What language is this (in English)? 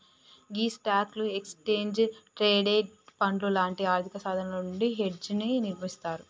Telugu